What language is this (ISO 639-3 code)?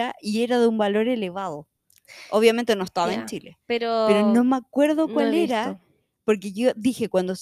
spa